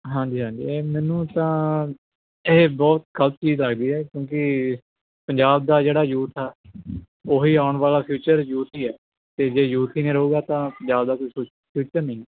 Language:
Punjabi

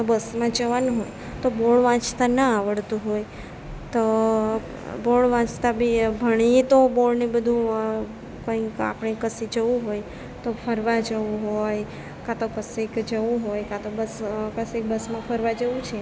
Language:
Gujarati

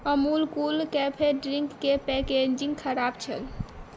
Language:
Maithili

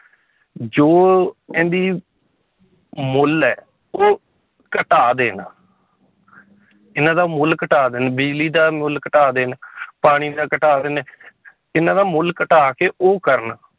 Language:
Punjabi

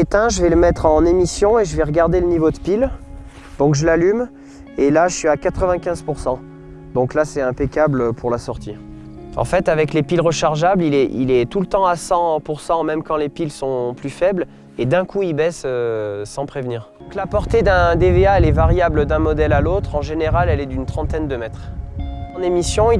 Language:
French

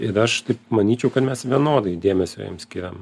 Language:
Lithuanian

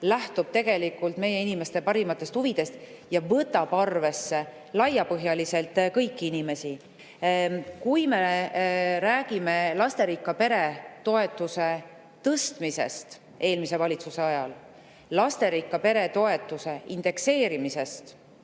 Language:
Estonian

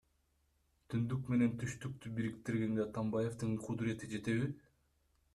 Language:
Kyrgyz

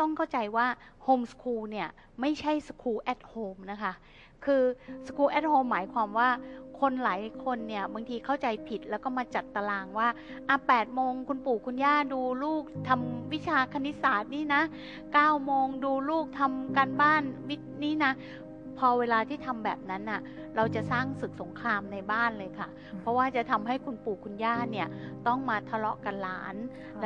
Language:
Thai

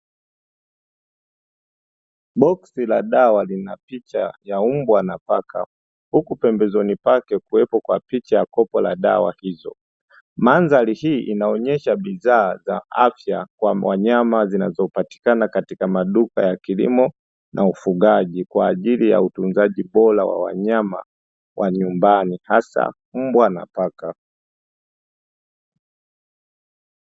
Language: Swahili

